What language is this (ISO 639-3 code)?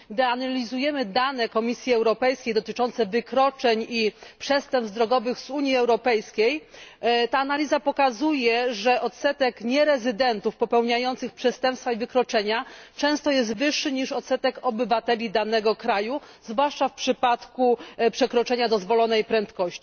pol